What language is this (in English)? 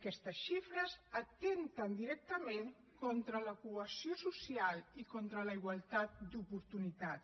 Catalan